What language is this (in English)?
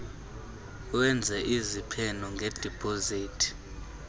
Xhosa